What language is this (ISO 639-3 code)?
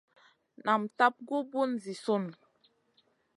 mcn